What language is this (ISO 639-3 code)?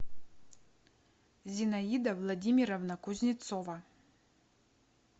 rus